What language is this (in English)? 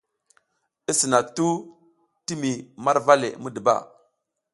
South Giziga